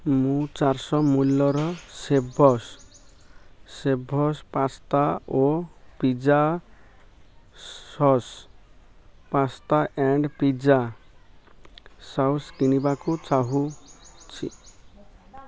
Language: Odia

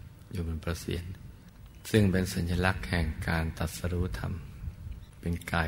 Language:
Thai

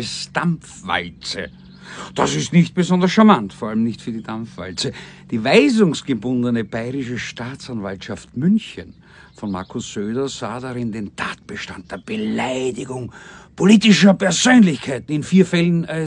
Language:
German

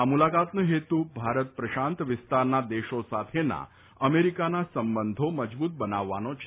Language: Gujarati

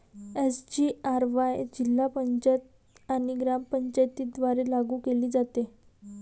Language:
Marathi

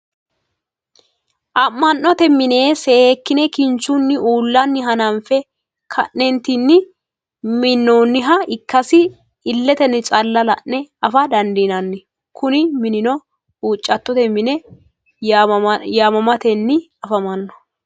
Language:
Sidamo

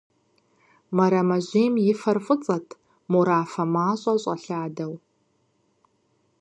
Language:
Kabardian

